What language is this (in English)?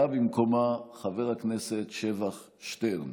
Hebrew